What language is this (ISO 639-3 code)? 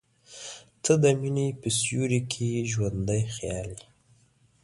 pus